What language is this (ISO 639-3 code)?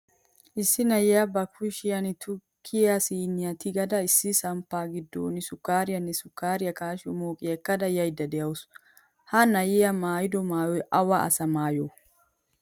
wal